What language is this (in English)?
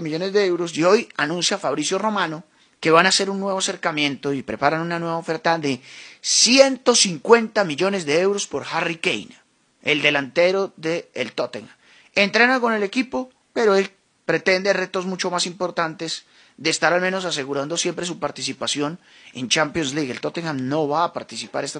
Spanish